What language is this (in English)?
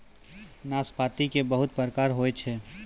Maithili